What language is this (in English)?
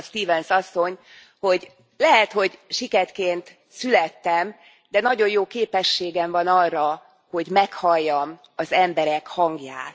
Hungarian